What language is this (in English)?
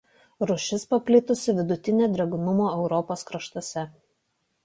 Lithuanian